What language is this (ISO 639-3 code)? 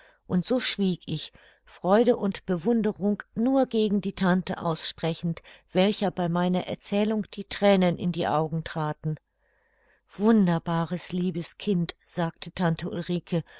deu